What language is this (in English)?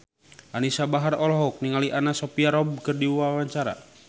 Sundanese